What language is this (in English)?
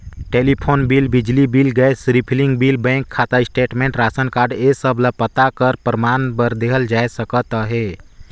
Chhattisgarhi